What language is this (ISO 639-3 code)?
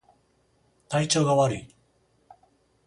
jpn